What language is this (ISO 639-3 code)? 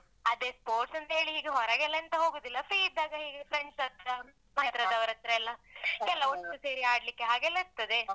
kan